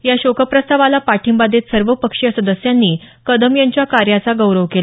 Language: Marathi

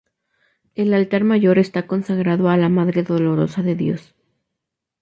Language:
Spanish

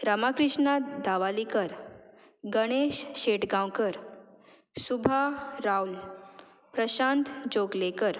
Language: Konkani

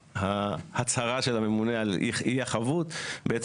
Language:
Hebrew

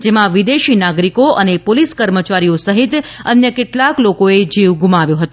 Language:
Gujarati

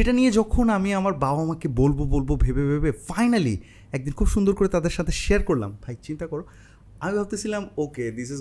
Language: Bangla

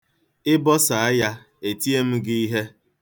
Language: Igbo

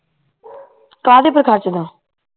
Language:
Punjabi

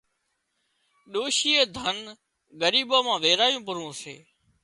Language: Wadiyara Koli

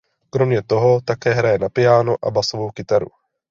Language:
Czech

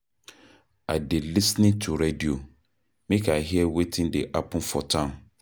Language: Nigerian Pidgin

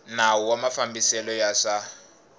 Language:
Tsonga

